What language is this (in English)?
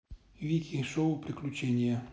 Russian